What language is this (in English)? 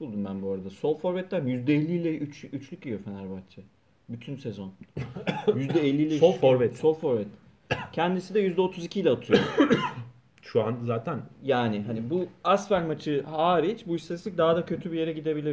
Turkish